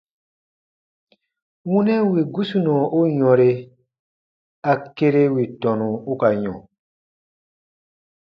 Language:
Baatonum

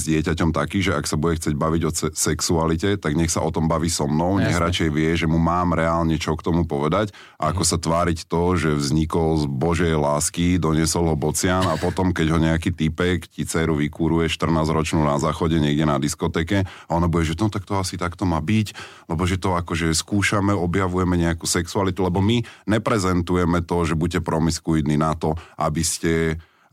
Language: Slovak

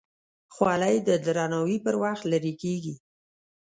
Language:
Pashto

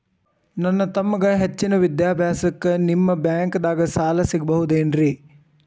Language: Kannada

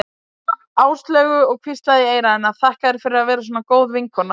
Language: Icelandic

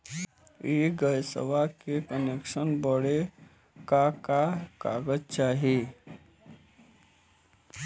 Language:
Bhojpuri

